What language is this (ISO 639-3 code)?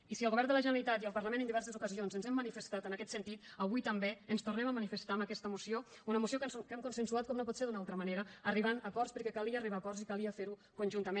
cat